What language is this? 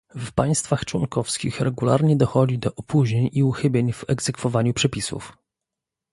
Polish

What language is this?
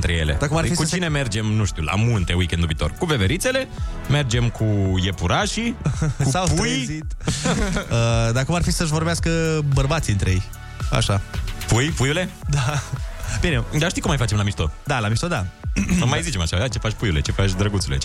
Romanian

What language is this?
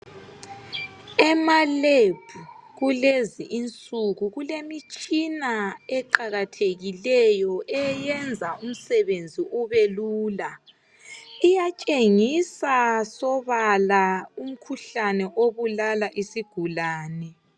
North Ndebele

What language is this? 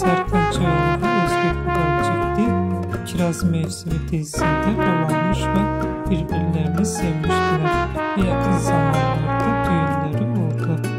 Turkish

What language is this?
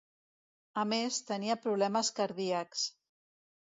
Catalan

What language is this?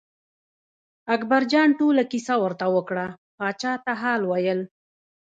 Pashto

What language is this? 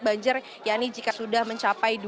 Indonesian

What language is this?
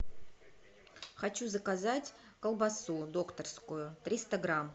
Russian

